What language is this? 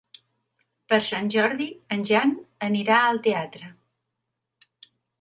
Catalan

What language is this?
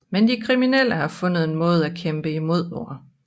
Danish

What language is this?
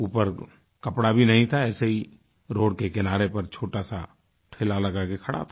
Hindi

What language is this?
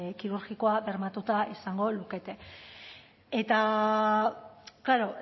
Basque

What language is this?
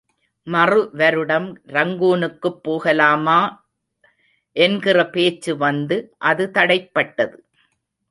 Tamil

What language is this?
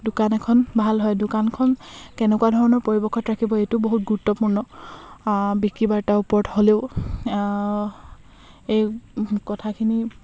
Assamese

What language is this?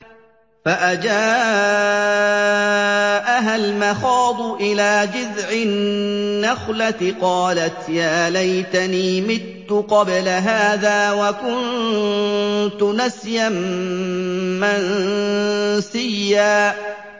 Arabic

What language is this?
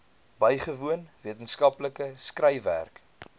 Afrikaans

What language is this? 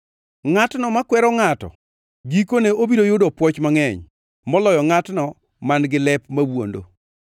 Luo (Kenya and Tanzania)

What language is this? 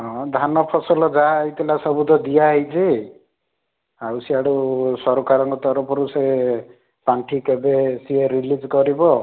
Odia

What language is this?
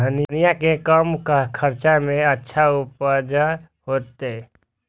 Maithili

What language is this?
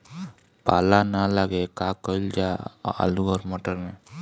Bhojpuri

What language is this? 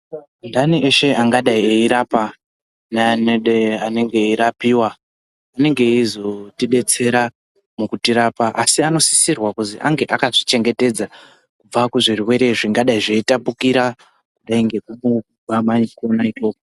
Ndau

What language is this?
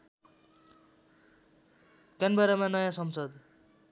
Nepali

